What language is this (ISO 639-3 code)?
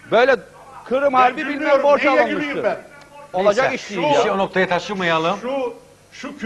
tur